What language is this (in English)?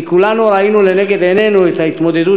Hebrew